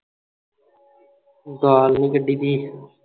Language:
Punjabi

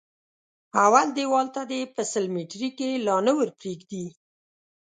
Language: Pashto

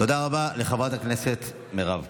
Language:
Hebrew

